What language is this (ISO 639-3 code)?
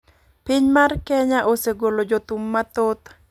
luo